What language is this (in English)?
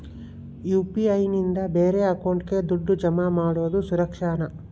Kannada